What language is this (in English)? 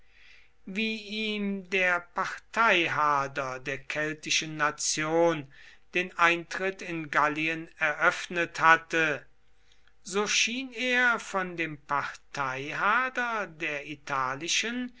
German